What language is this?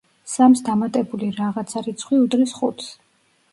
Georgian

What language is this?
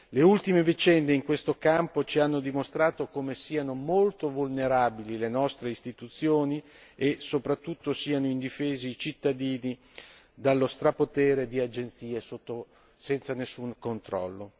Italian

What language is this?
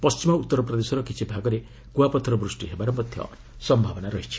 Odia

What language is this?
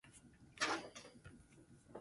Basque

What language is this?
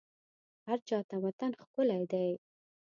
Pashto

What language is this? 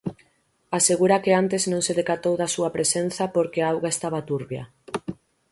Galician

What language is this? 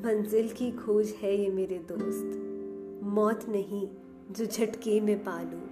Hindi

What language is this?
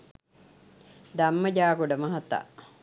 Sinhala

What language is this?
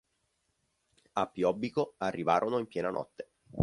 Italian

